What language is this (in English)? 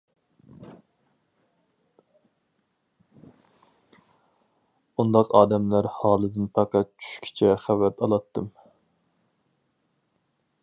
Uyghur